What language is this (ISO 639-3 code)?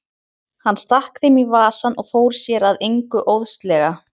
isl